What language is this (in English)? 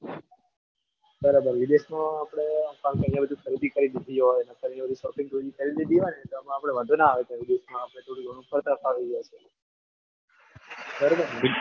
Gujarati